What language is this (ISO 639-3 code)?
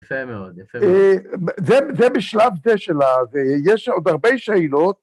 heb